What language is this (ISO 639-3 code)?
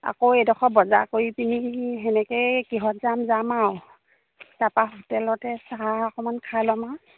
asm